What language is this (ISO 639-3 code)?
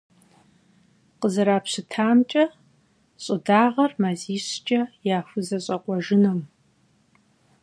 kbd